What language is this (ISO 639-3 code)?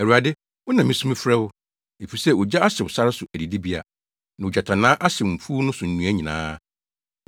aka